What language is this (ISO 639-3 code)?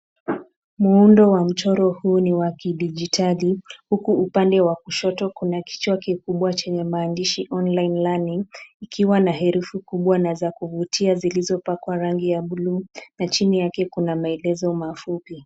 swa